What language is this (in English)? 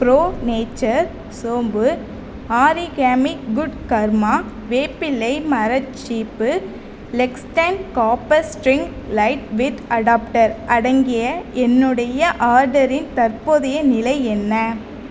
Tamil